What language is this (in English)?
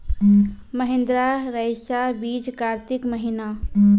Maithili